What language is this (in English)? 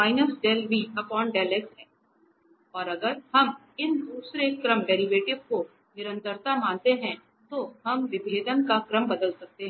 Hindi